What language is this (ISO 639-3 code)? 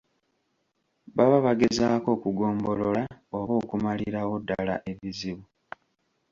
lug